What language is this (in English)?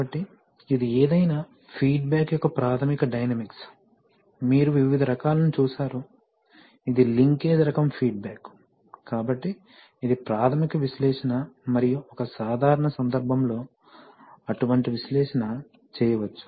Telugu